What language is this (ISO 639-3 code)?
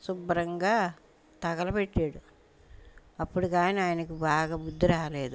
tel